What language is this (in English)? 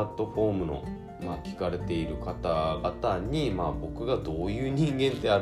Japanese